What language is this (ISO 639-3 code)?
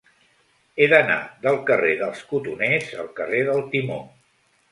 cat